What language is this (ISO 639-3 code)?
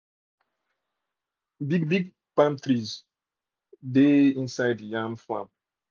pcm